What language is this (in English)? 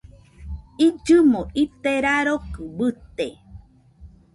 Nüpode Huitoto